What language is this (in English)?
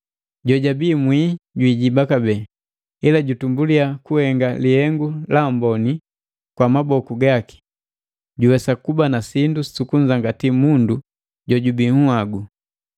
Matengo